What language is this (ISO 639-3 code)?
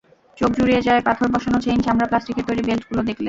ben